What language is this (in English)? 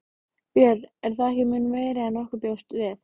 Icelandic